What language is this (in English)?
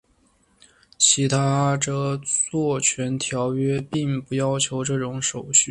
Chinese